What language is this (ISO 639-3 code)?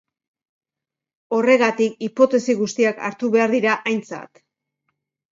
eus